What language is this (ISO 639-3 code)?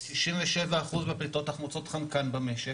heb